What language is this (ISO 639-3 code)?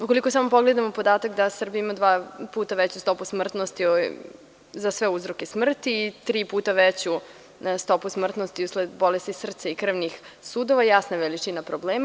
srp